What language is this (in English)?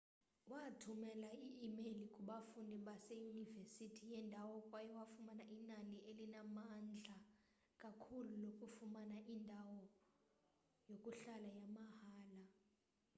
Xhosa